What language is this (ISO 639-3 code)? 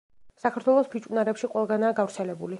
kat